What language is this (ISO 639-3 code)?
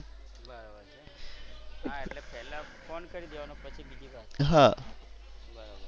guj